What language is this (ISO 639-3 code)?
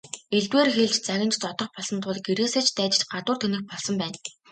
mon